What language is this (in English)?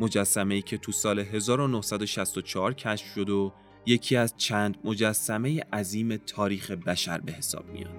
Persian